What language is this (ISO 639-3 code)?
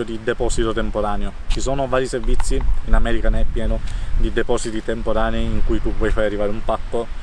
ita